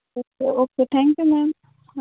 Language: Gujarati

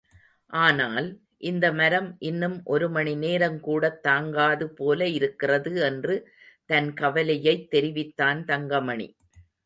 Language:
Tamil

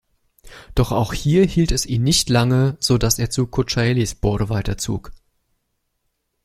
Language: German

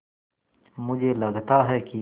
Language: Hindi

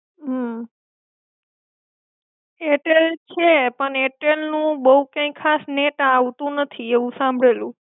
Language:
Gujarati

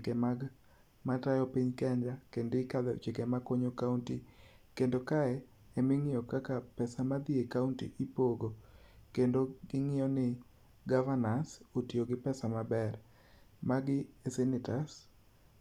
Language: Luo (Kenya and Tanzania)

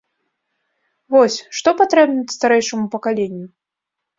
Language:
Belarusian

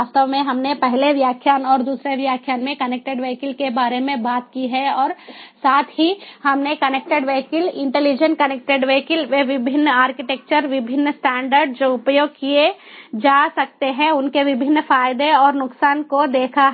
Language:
Hindi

